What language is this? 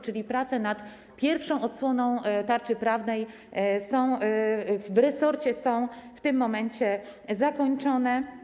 Polish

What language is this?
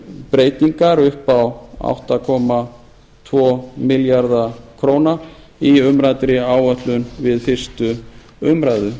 Icelandic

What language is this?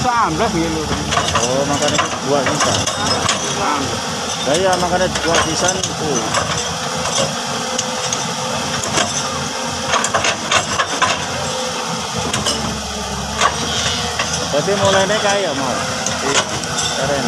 Indonesian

